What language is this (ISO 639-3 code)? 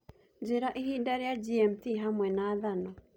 kik